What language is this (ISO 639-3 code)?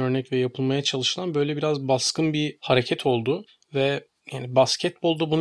tur